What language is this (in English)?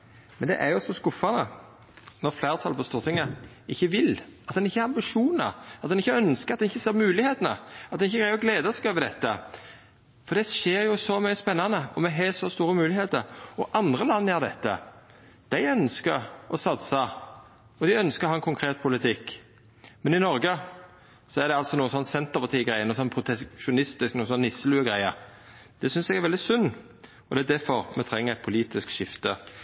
Norwegian Nynorsk